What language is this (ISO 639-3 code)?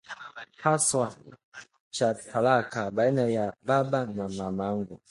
swa